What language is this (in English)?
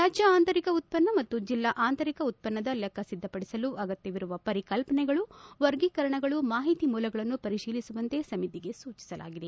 Kannada